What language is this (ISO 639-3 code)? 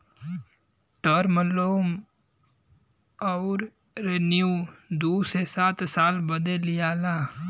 bho